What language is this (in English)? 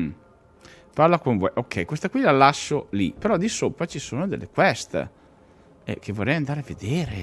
Italian